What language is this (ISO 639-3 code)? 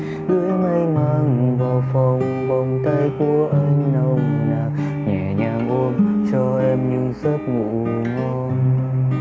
vie